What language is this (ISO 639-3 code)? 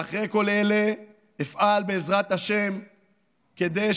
heb